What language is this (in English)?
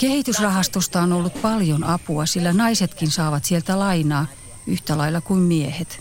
Finnish